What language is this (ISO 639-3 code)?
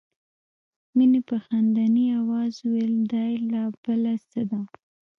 pus